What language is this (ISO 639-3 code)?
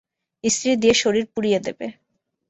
ben